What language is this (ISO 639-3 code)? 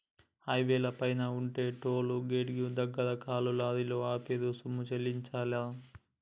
tel